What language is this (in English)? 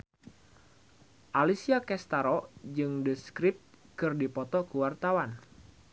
Sundanese